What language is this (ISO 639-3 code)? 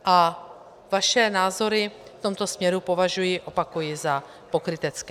ces